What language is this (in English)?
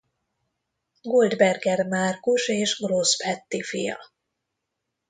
Hungarian